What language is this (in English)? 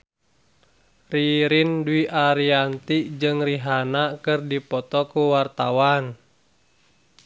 Sundanese